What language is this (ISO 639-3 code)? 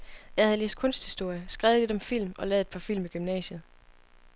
dan